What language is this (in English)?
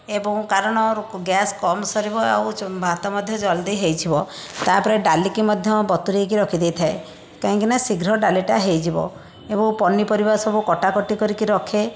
Odia